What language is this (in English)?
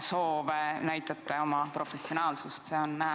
Estonian